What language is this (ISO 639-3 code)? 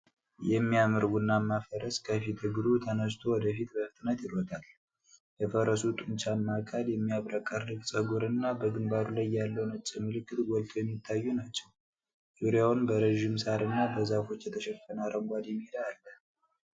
amh